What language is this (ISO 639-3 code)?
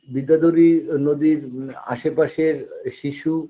ben